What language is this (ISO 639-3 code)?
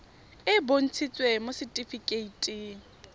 tsn